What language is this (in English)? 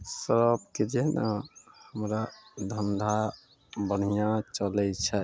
Maithili